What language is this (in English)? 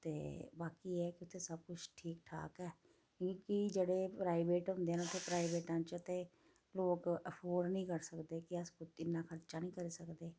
Dogri